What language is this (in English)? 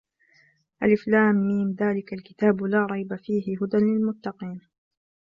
Arabic